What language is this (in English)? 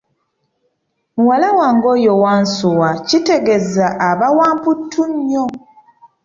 Ganda